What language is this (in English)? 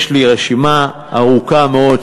Hebrew